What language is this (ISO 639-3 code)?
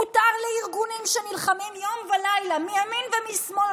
heb